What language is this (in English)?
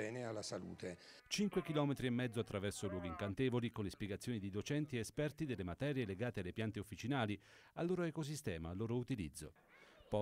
Italian